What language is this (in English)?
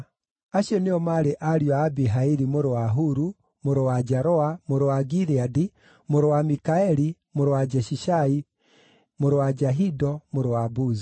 Kikuyu